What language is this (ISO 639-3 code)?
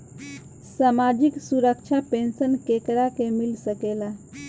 bho